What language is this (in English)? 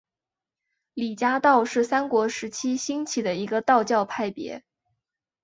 Chinese